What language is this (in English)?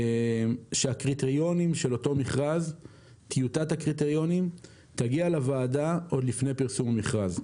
Hebrew